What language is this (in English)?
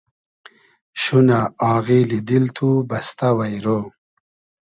Hazaragi